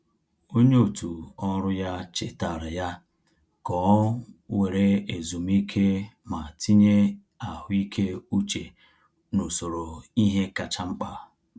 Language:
Igbo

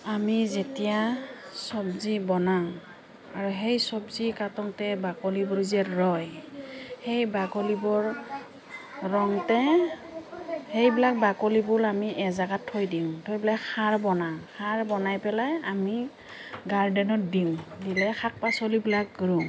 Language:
Assamese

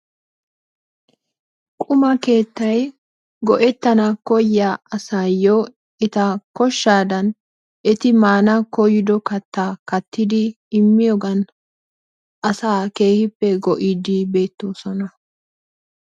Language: Wolaytta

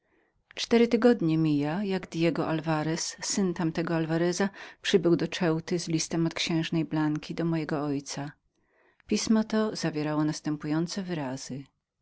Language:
Polish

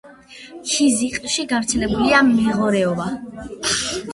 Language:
Georgian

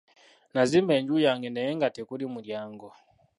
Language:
Ganda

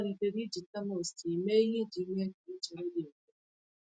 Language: Igbo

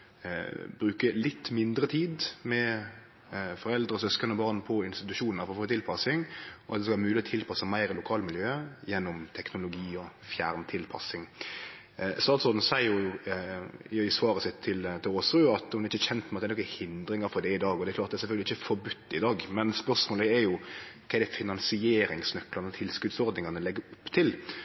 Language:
Norwegian Nynorsk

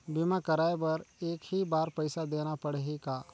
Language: Chhattisgarhi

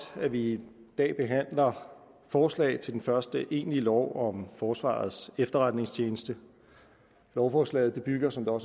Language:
Danish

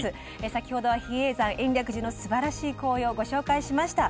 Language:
Japanese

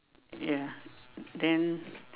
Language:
English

